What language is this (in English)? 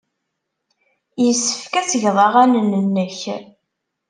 Kabyle